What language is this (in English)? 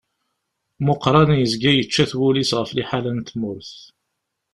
Kabyle